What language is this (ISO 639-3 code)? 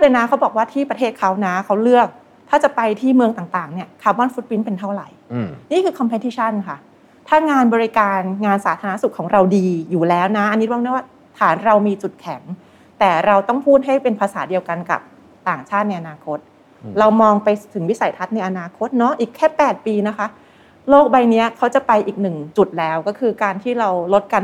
tha